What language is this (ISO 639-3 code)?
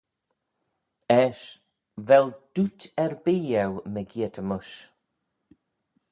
glv